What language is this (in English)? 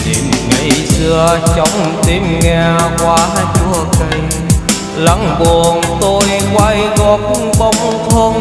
Vietnamese